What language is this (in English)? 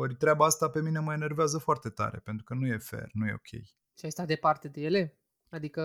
Romanian